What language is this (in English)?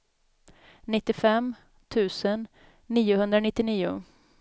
Swedish